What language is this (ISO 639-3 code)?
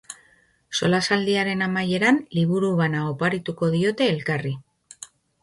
eus